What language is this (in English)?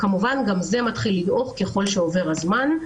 Hebrew